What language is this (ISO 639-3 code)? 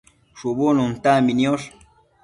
mcf